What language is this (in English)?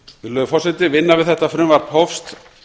Icelandic